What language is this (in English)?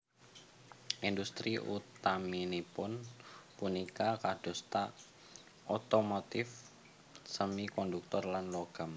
Javanese